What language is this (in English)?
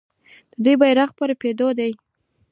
Pashto